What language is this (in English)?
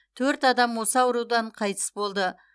Kazakh